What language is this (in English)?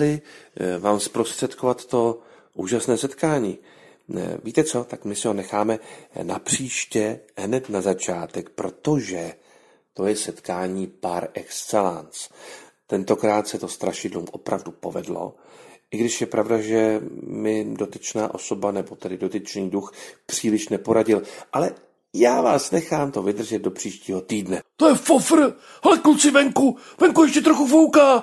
Czech